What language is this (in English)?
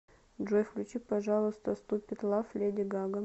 Russian